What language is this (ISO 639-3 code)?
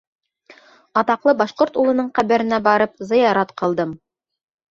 bak